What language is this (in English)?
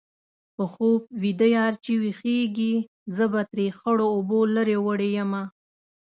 Pashto